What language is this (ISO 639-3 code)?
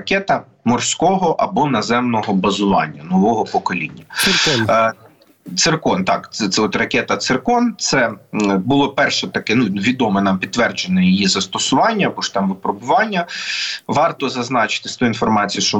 ukr